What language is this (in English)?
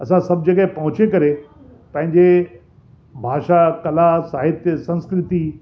Sindhi